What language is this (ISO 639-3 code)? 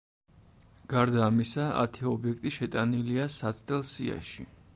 kat